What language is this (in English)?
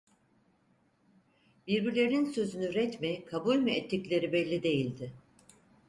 Turkish